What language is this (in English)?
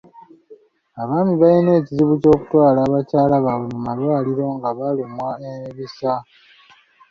Ganda